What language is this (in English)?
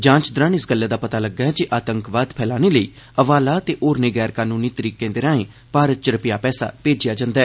Dogri